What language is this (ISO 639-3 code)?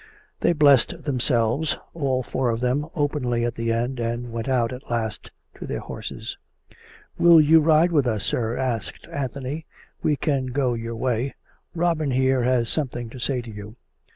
eng